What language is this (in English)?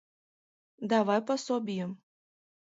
Mari